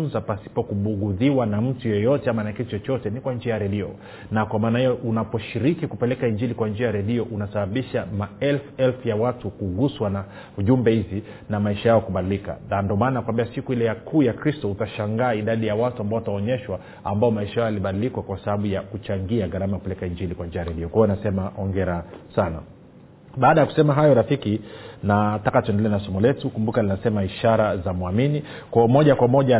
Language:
Swahili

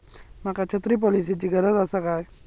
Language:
Marathi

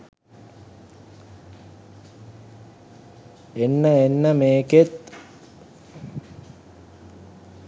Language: Sinhala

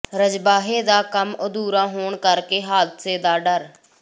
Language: Punjabi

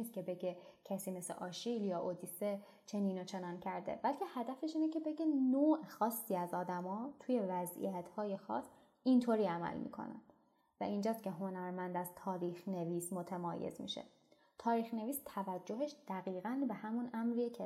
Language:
Persian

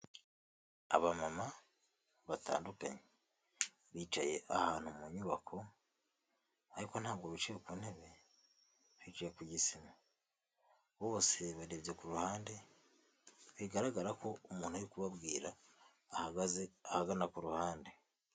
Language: Kinyarwanda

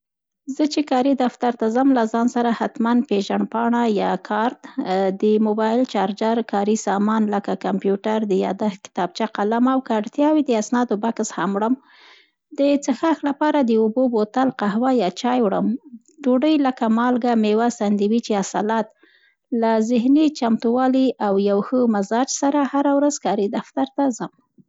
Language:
Central Pashto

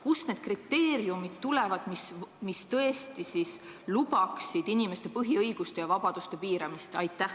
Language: Estonian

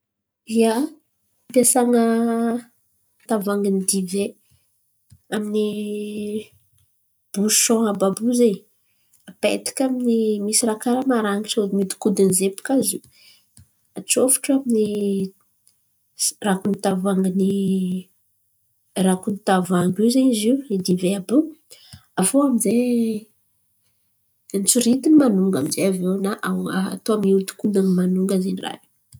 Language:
Antankarana Malagasy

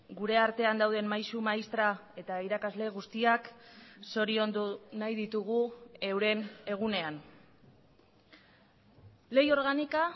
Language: Basque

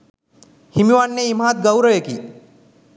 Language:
Sinhala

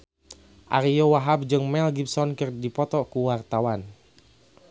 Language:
Sundanese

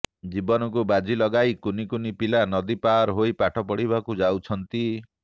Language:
Odia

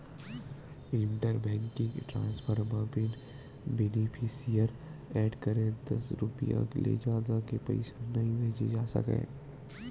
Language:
Chhattisgarhi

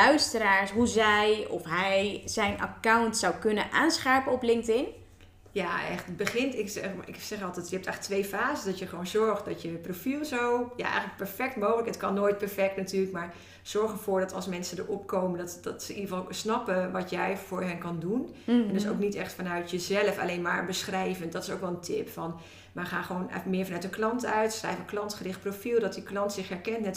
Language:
Dutch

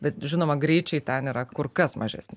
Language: Lithuanian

